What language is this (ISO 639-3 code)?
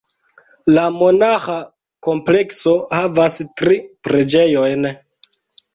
epo